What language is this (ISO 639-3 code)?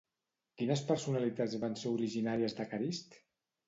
cat